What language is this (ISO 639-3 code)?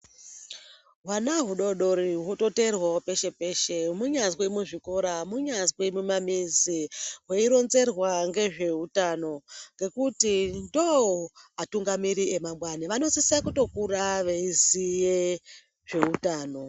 ndc